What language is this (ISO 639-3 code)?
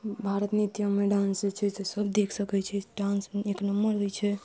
mai